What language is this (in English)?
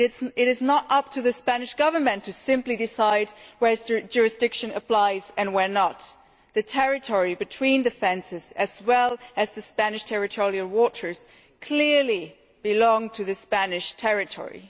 English